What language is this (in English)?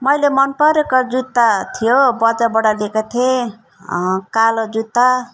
Nepali